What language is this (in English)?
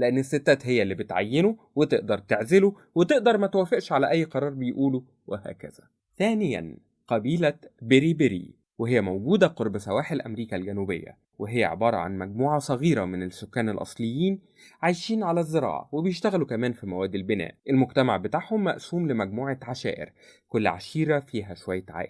Arabic